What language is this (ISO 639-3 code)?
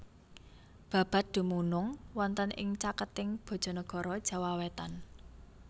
jav